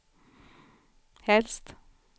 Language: Swedish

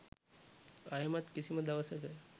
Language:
Sinhala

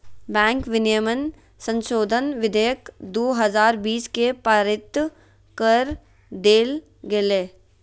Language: Magahi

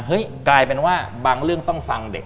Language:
Thai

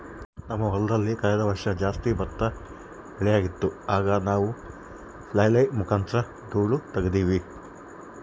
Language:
Kannada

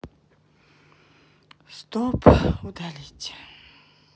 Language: Russian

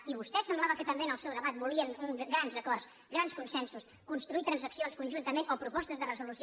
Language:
Catalan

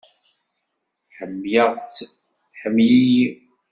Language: Kabyle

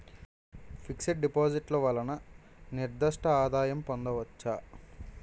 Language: Telugu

